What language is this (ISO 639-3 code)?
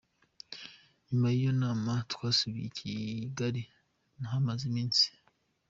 kin